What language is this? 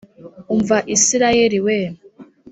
Kinyarwanda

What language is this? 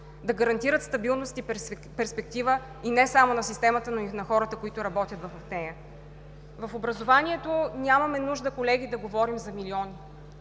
Bulgarian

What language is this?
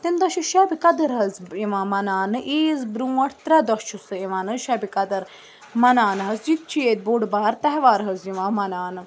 Kashmiri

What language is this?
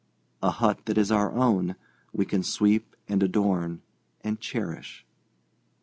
English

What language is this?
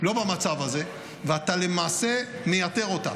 Hebrew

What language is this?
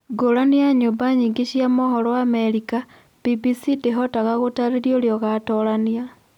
Kikuyu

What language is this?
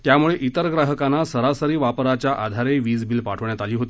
Marathi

